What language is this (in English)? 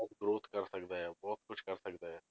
Punjabi